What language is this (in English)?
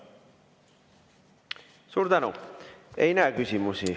Estonian